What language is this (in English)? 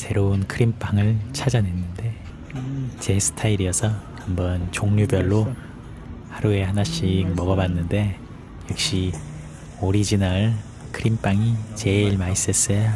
Korean